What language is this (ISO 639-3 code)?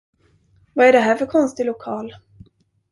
swe